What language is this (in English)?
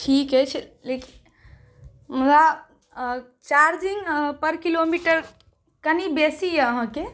Maithili